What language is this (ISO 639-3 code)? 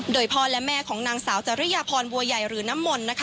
tha